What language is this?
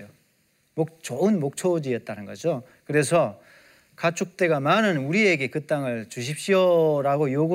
Korean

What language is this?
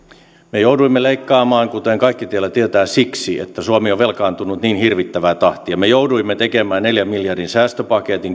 Finnish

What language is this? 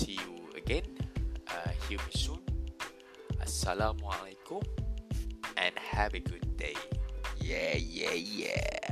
Malay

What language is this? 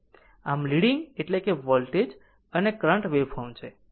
Gujarati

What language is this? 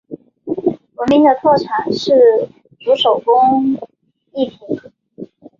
Chinese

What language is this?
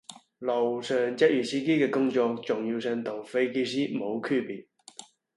Cantonese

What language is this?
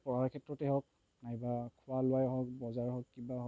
Assamese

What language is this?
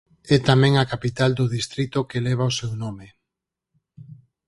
Galician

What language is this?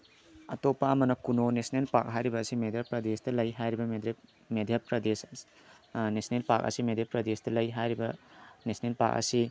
Manipuri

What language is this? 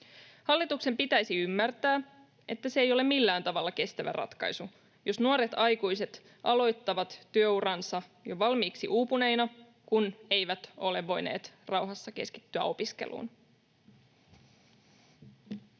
Finnish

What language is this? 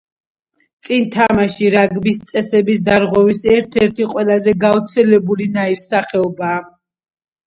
Georgian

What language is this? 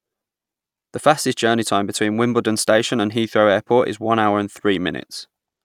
English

